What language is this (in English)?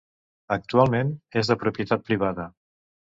Catalan